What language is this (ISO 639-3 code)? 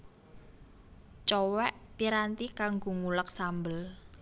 jav